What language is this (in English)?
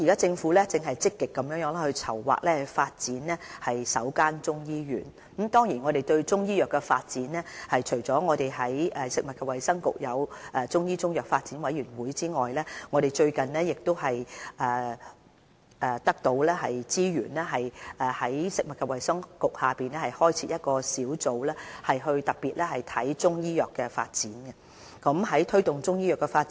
Cantonese